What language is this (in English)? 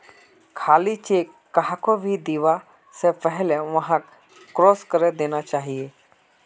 Magahi